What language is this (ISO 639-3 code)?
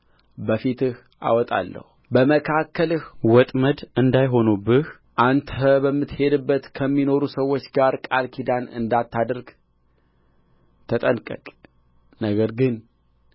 amh